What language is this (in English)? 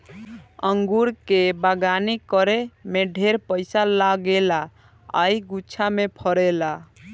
Bhojpuri